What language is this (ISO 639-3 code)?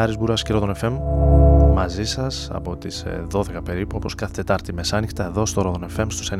ell